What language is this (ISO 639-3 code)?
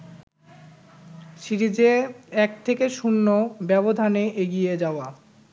ben